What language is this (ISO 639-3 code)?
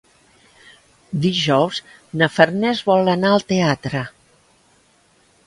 cat